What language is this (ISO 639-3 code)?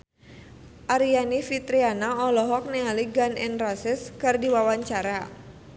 sun